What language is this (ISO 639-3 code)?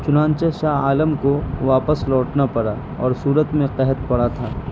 urd